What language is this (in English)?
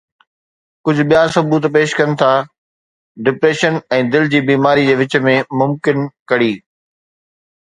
Sindhi